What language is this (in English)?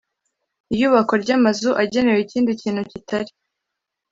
Kinyarwanda